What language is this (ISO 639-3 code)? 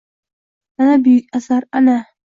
uzb